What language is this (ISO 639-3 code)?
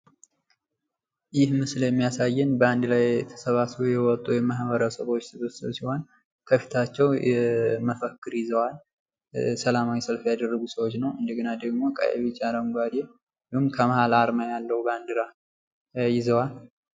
amh